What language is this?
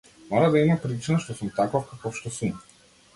Macedonian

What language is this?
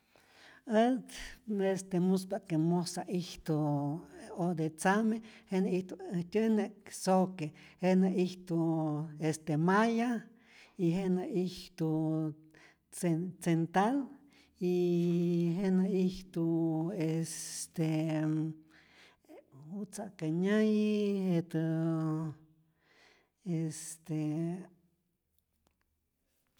Rayón Zoque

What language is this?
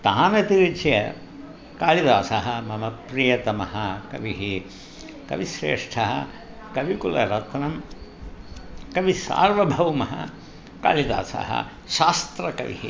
Sanskrit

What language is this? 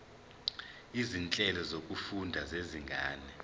Zulu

